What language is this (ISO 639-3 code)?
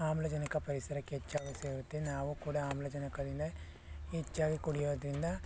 kan